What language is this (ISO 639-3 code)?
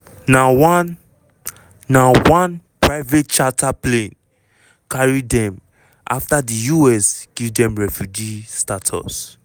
pcm